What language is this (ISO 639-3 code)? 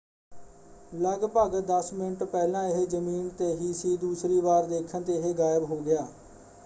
pan